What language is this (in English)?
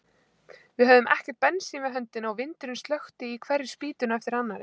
Icelandic